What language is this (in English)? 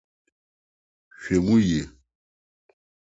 Akan